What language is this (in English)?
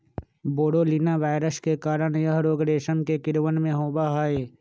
Magahi